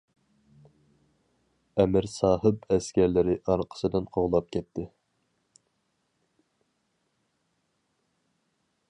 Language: Uyghur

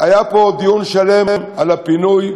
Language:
Hebrew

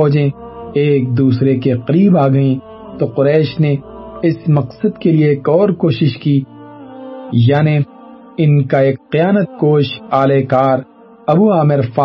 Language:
Urdu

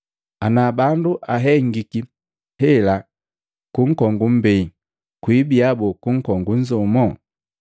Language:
Matengo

